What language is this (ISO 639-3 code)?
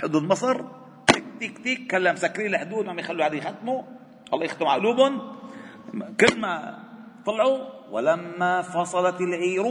ara